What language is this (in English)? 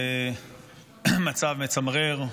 Hebrew